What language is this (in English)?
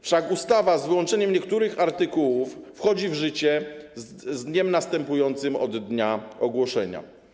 Polish